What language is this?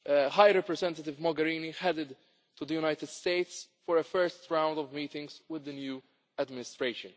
English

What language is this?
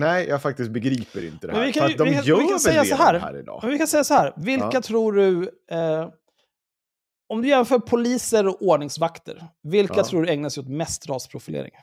Swedish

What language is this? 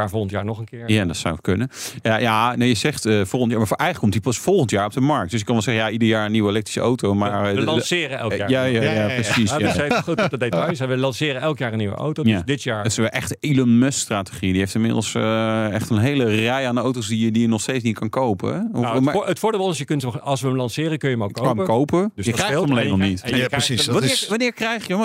Dutch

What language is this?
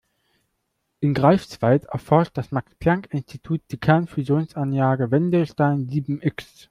German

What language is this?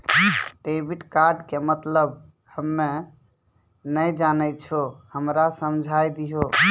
Maithili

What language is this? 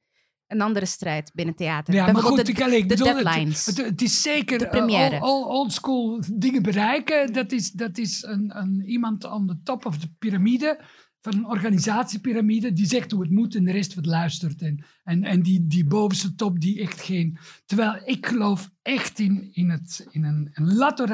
Dutch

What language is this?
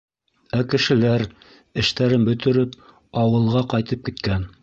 Bashkir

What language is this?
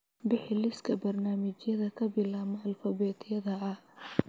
Somali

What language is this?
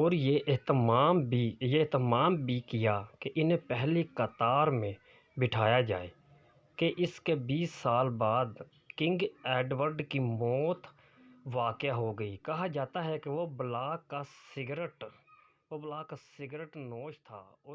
Urdu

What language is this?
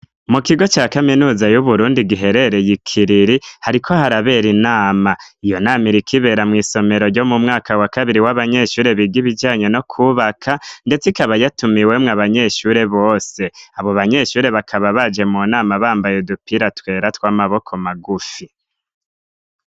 Rundi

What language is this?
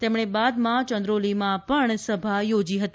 Gujarati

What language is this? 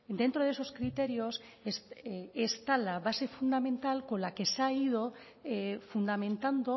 Spanish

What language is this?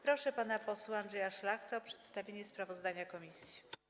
Polish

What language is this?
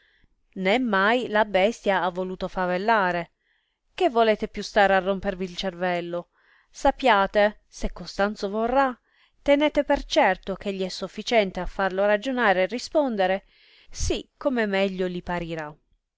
Italian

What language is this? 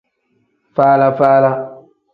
Tem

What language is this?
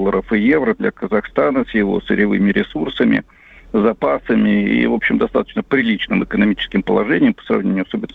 Russian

